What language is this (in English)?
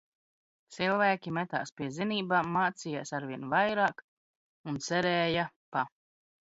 Latvian